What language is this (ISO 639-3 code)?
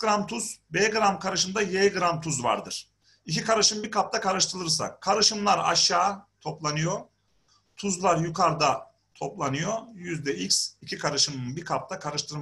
tur